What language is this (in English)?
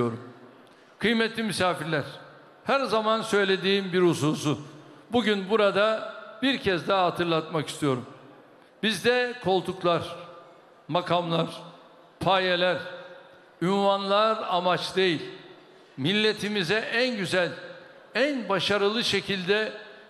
Turkish